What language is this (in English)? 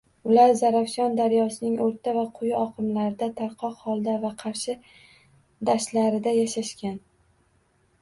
Uzbek